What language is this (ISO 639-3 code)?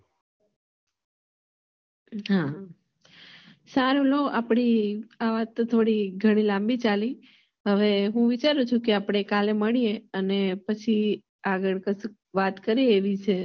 guj